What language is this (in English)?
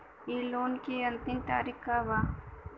Bhojpuri